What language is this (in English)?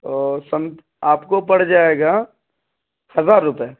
Urdu